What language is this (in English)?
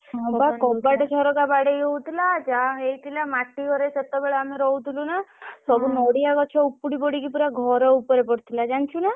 Odia